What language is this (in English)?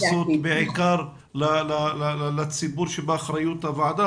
Hebrew